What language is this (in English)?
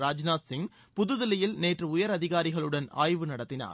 Tamil